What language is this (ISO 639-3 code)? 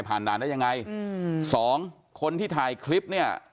tha